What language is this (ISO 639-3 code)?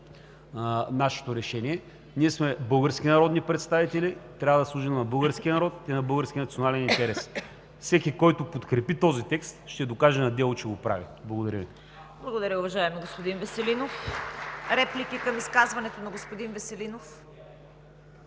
bul